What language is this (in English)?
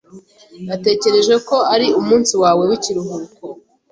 Kinyarwanda